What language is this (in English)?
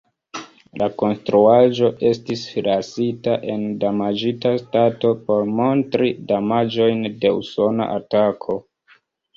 Esperanto